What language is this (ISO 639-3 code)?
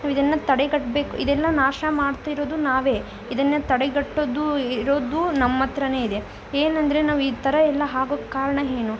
kan